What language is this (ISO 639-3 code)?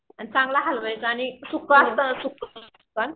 mar